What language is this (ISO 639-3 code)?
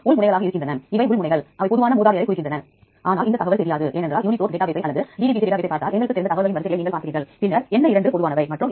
tam